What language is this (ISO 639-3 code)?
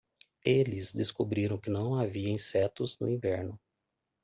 por